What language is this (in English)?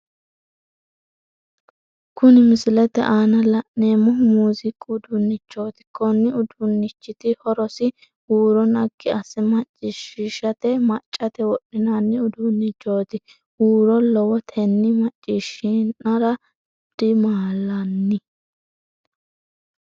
Sidamo